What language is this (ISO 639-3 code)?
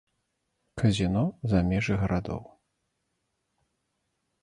bel